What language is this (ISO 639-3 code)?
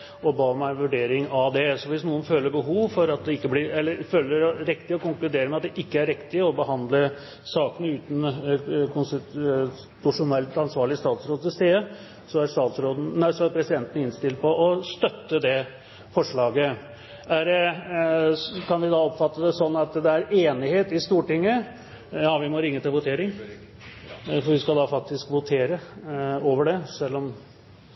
nob